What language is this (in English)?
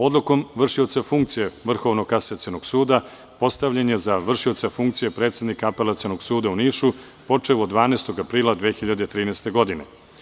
Serbian